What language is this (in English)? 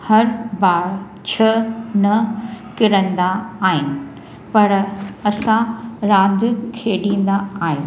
Sindhi